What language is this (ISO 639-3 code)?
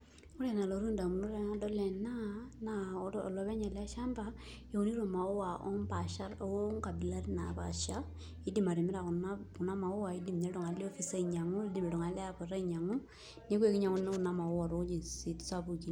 mas